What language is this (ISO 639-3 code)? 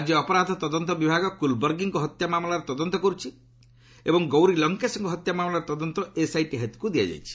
ori